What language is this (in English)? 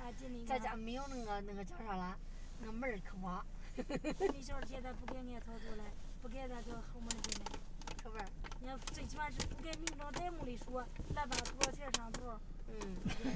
Chinese